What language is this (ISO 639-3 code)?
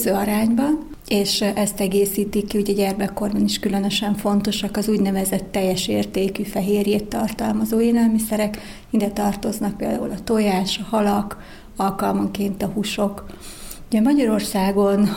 hun